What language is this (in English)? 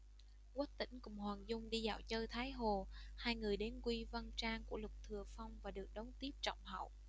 Vietnamese